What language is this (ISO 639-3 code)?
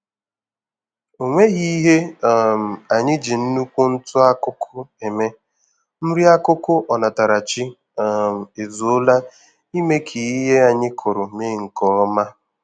ibo